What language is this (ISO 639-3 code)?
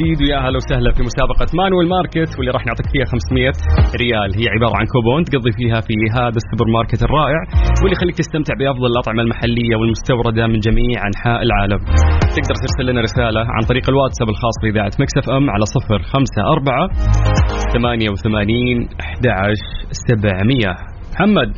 ara